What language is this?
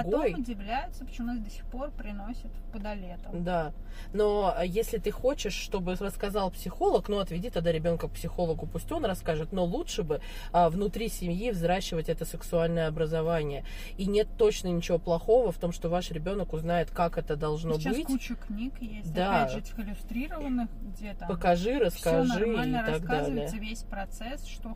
Russian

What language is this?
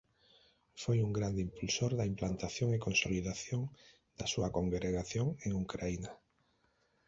Galician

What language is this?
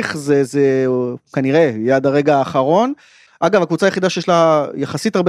Hebrew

